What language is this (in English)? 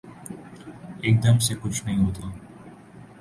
Urdu